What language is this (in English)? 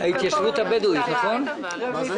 Hebrew